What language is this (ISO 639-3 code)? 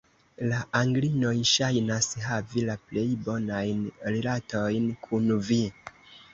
epo